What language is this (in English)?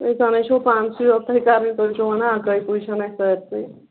Kashmiri